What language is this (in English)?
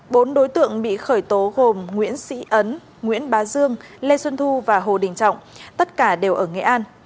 Vietnamese